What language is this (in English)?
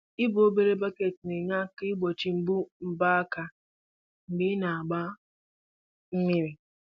Igbo